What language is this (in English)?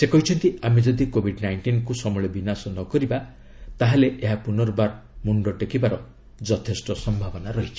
Odia